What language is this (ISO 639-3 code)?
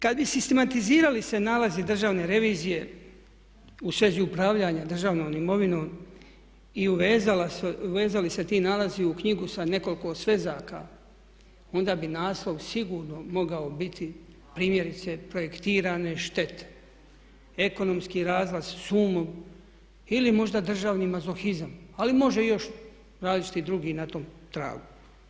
hrv